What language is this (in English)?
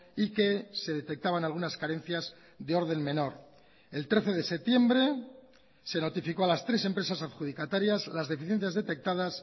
Spanish